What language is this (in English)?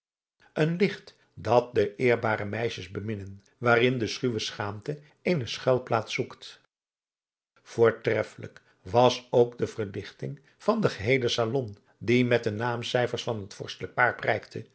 Dutch